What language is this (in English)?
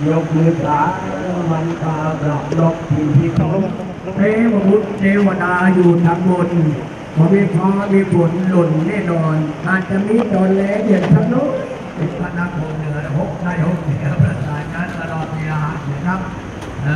Thai